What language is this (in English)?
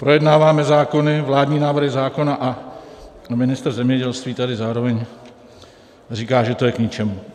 Czech